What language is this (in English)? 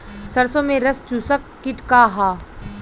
Bhojpuri